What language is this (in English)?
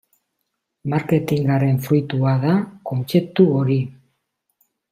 Basque